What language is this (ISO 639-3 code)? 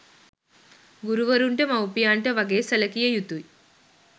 sin